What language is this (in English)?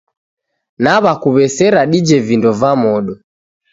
Taita